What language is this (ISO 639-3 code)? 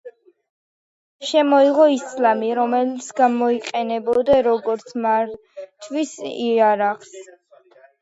kat